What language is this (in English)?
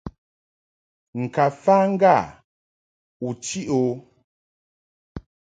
Mungaka